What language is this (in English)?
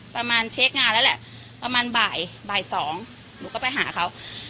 Thai